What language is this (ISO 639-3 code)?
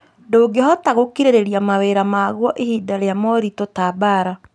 kik